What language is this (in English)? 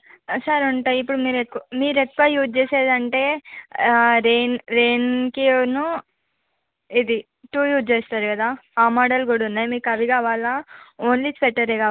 Telugu